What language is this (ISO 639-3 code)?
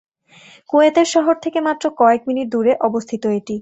ben